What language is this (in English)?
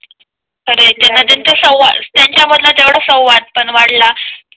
Marathi